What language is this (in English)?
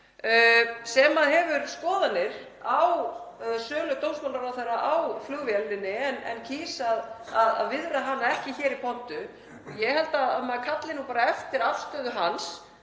Icelandic